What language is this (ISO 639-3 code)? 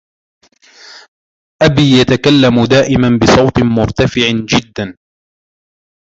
ara